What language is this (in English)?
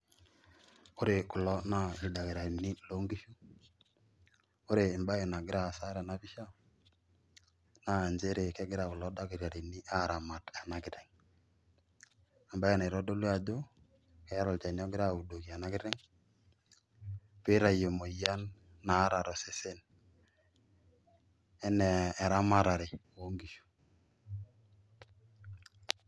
Masai